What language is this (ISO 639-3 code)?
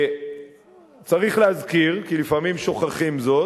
heb